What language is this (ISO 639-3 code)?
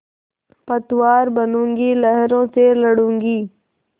hin